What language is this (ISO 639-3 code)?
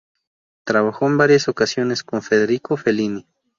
spa